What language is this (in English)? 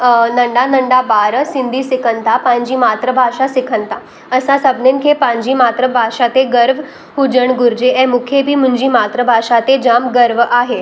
Sindhi